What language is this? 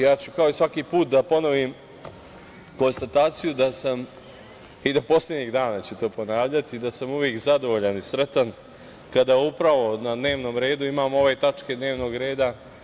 Serbian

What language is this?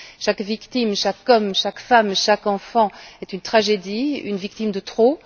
French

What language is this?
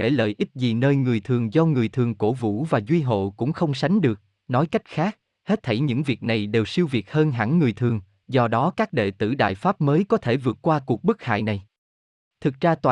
Vietnamese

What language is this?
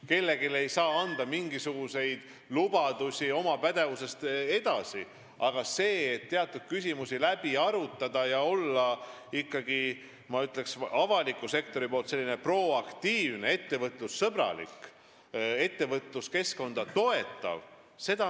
Estonian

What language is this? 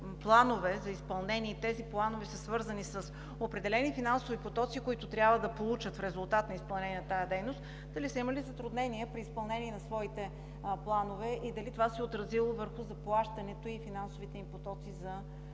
Bulgarian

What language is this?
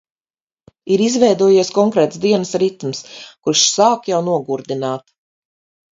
Latvian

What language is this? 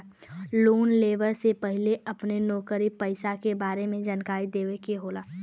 Bhojpuri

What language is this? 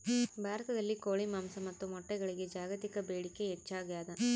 Kannada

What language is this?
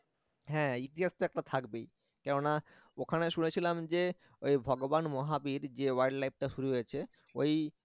Bangla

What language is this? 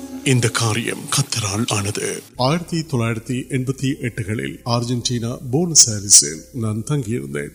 Urdu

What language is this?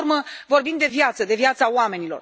Romanian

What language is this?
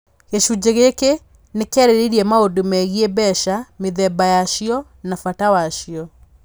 Kikuyu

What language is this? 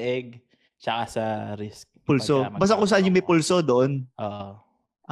Filipino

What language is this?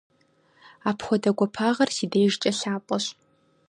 Kabardian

